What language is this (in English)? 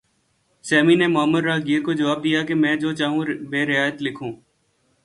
Urdu